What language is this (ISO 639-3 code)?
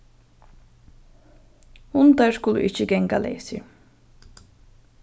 fao